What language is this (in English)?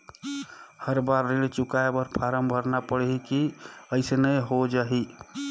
Chhattisgarhi